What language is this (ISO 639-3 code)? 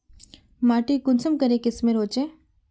mag